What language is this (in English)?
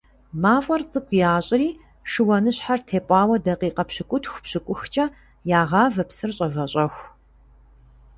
Kabardian